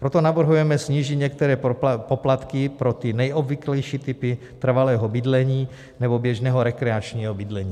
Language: Czech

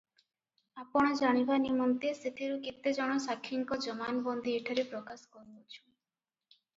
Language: Odia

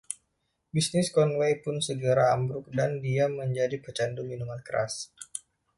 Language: Indonesian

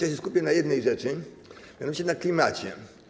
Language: Polish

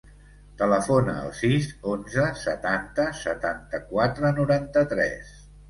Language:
Catalan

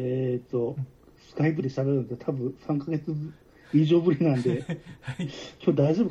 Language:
Japanese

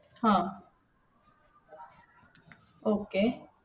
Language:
Marathi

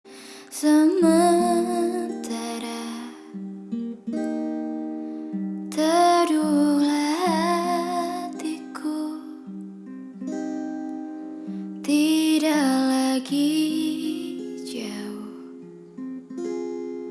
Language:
Indonesian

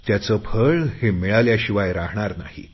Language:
Marathi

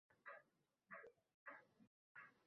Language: Uzbek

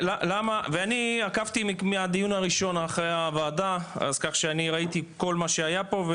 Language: Hebrew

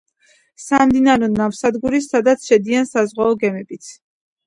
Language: Georgian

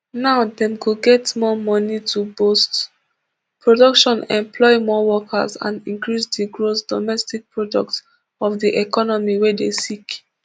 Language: Nigerian Pidgin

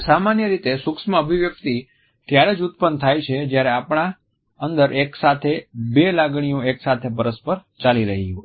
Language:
Gujarati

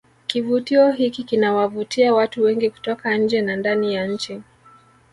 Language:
Swahili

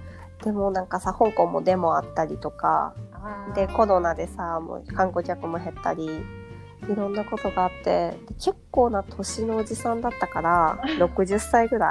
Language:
Japanese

